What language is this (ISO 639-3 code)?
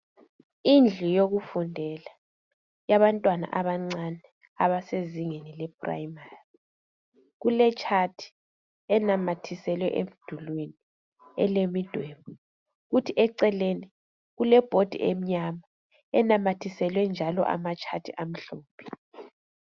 nde